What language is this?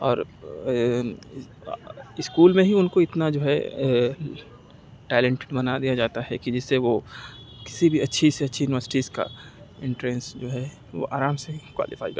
Urdu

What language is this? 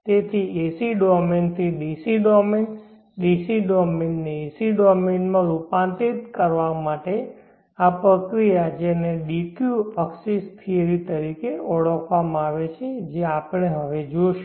Gujarati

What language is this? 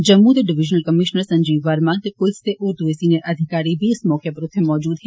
Dogri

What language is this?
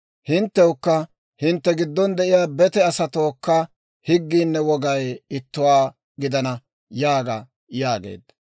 Dawro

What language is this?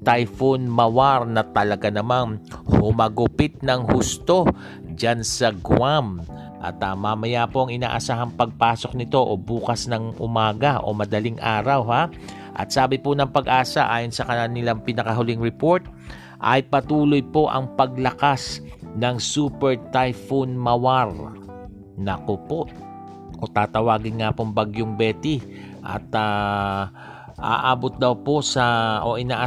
Filipino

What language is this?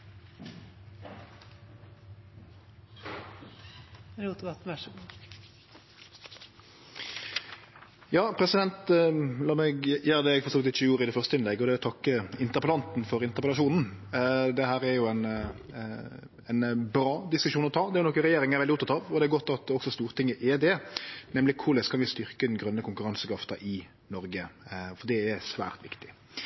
Norwegian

